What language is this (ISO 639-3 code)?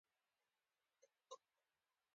pus